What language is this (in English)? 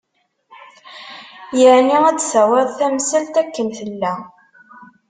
Kabyle